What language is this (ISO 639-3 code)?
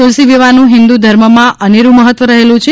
guj